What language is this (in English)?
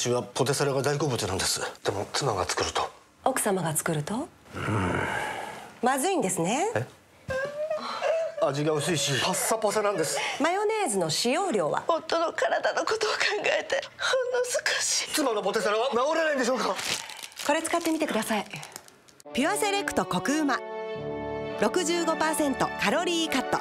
Japanese